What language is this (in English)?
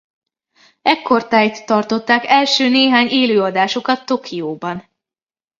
Hungarian